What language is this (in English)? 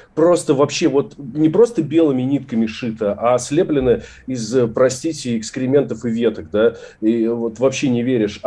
Russian